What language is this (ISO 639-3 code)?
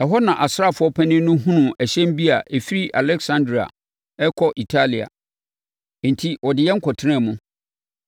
aka